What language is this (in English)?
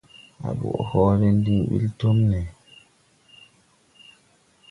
Tupuri